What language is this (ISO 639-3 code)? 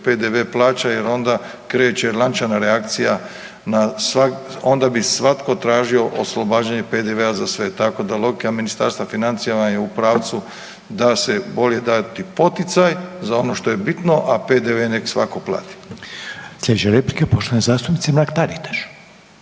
hrv